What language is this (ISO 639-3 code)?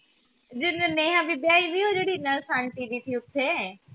pan